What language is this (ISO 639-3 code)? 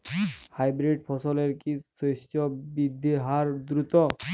ben